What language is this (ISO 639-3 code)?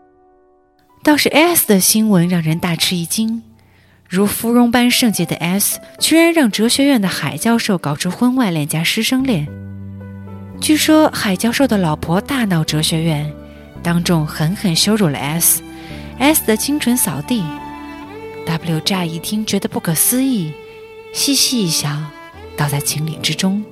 zho